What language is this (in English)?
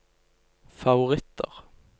Norwegian